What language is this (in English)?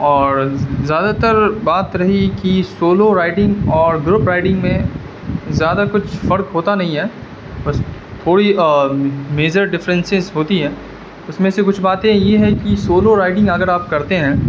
Urdu